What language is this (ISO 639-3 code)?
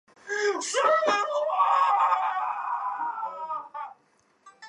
zho